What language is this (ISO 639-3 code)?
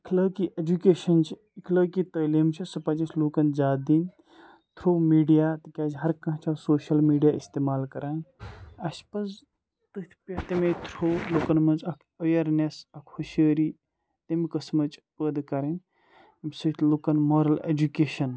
kas